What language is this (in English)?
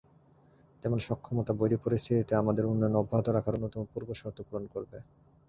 Bangla